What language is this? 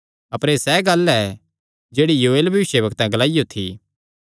Kangri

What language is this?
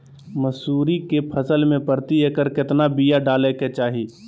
Magahi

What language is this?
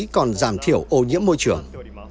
Vietnamese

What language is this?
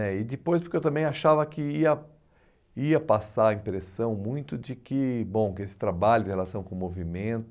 Portuguese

